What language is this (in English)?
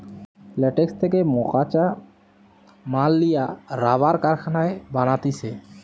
Bangla